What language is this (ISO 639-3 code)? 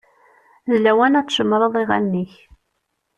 kab